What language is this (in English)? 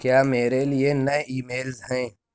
Urdu